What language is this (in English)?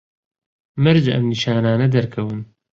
Central Kurdish